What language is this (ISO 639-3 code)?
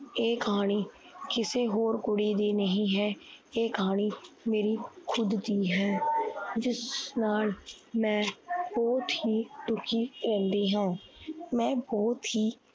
pan